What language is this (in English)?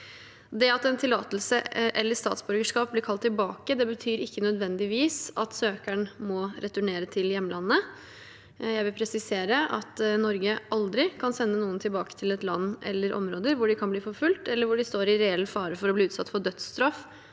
Norwegian